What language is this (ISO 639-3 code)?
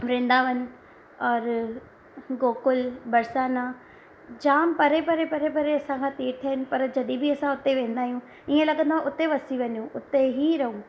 snd